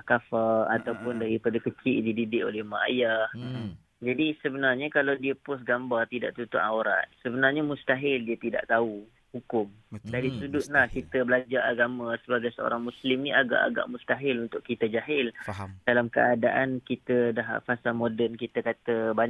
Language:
Malay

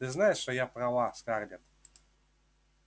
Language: Russian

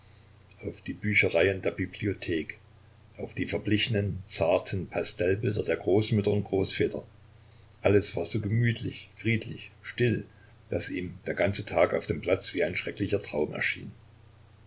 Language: German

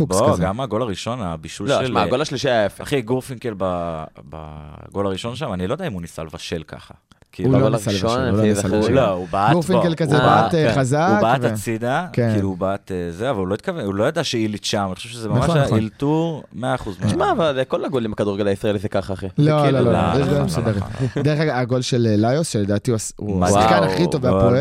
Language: Hebrew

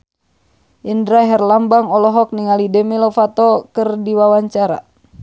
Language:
Sundanese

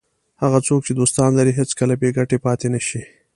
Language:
Pashto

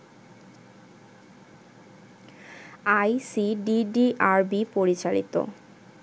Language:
Bangla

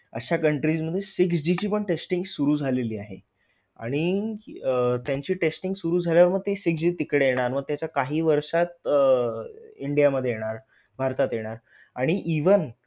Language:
Marathi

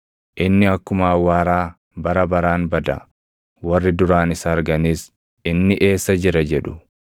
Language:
Oromo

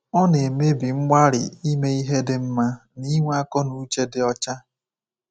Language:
Igbo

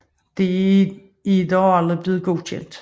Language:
Danish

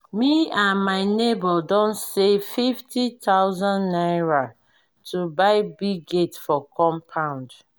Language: Nigerian Pidgin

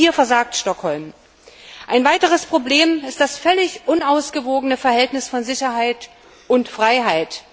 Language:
German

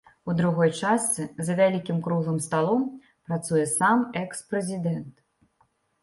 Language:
Belarusian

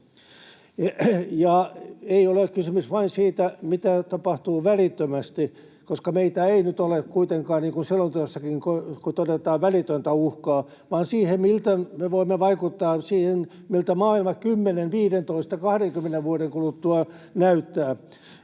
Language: Finnish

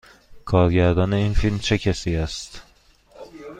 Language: Persian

